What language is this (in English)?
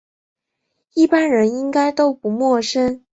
Chinese